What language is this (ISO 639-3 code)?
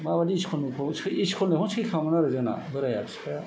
brx